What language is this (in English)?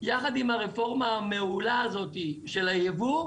Hebrew